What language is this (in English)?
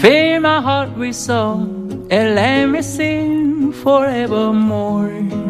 Korean